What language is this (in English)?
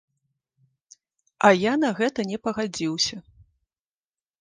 Belarusian